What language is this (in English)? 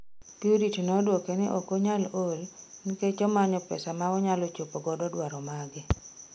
Luo (Kenya and Tanzania)